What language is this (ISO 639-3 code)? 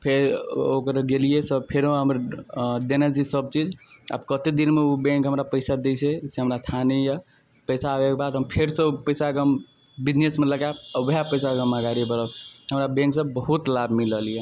mai